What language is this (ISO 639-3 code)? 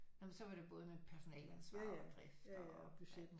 dan